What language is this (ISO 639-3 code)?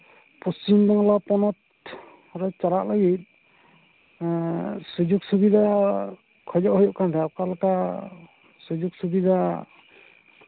sat